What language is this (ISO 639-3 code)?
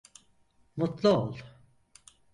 tur